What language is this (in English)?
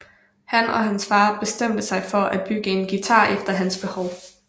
Danish